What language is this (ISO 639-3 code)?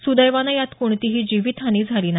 mar